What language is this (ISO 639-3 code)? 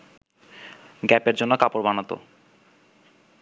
ben